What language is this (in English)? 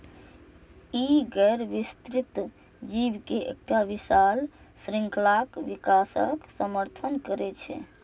Maithili